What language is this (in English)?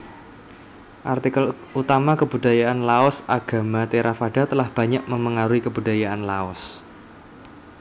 Javanese